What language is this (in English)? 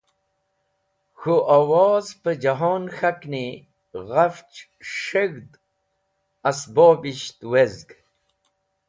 Wakhi